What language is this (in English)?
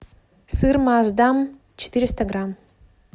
Russian